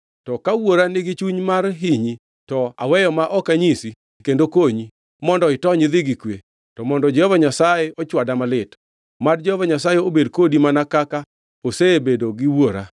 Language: Luo (Kenya and Tanzania)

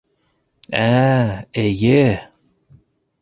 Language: Bashkir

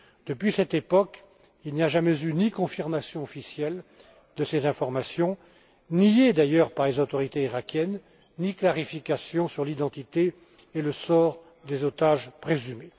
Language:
French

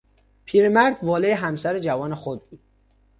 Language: Persian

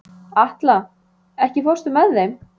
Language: Icelandic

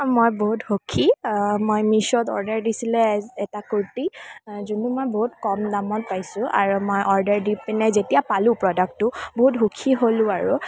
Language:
Assamese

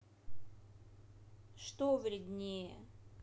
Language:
Russian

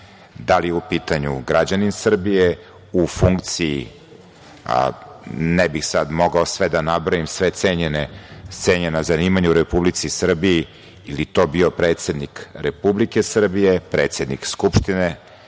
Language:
Serbian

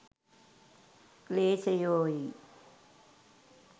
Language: Sinhala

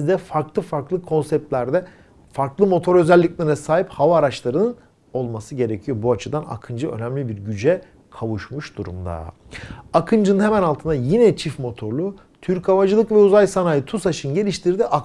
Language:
Turkish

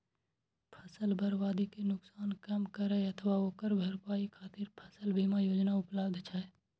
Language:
Maithili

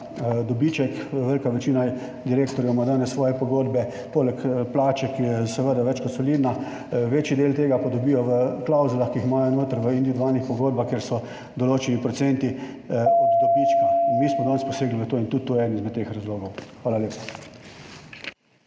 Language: Slovenian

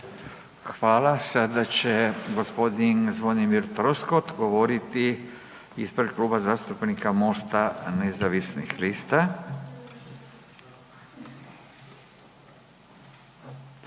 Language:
Croatian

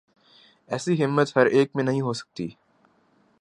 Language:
Urdu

